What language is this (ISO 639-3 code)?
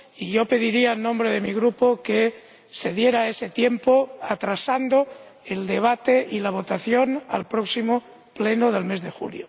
spa